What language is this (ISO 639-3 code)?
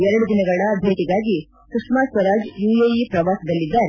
kan